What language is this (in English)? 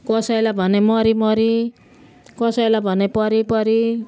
Nepali